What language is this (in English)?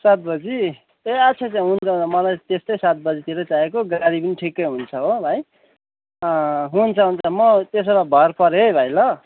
Nepali